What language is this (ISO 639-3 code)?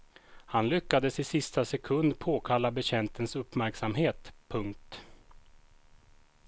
swe